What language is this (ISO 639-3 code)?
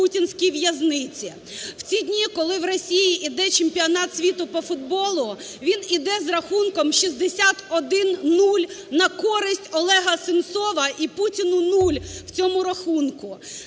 ukr